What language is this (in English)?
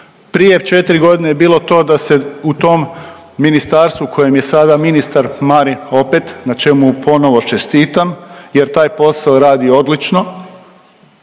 Croatian